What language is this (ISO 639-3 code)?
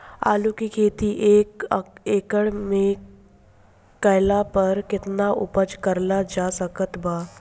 bho